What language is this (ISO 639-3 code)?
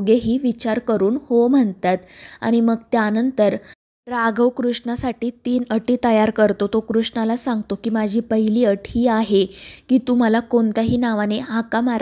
mar